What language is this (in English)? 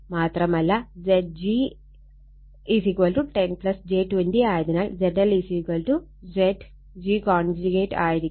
Malayalam